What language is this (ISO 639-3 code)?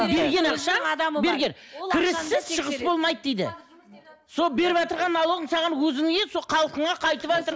kaz